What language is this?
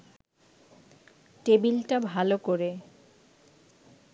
Bangla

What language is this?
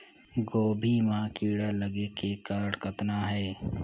Chhattisgarhi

